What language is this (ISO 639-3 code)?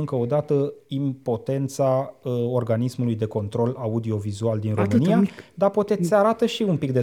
ron